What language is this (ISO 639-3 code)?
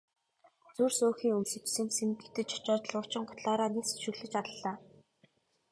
mon